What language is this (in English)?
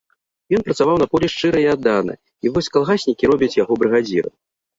Belarusian